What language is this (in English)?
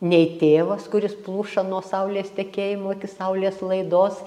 Lithuanian